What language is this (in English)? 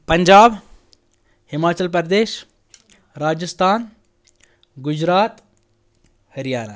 Kashmiri